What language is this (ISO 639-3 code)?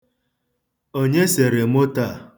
ibo